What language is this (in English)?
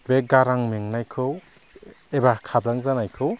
Bodo